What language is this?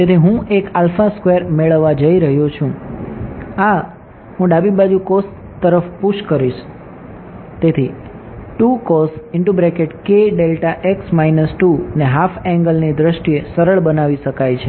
Gujarati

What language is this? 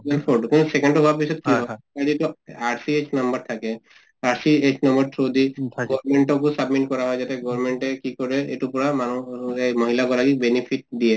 Assamese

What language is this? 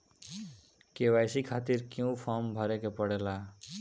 Bhojpuri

